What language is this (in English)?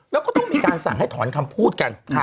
Thai